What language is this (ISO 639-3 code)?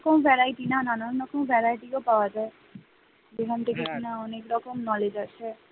ben